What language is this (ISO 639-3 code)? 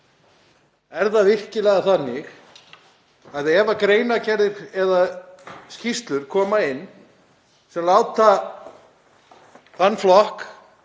isl